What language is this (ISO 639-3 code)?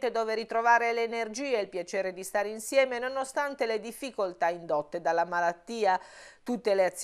ita